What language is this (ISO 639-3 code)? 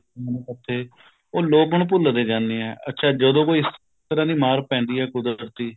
pan